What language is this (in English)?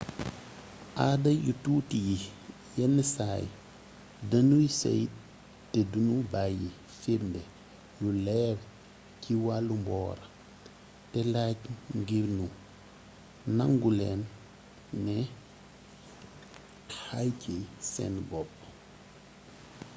Wolof